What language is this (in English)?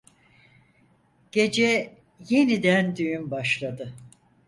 Turkish